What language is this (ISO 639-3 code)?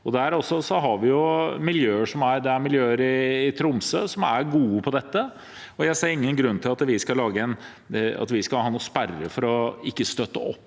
nor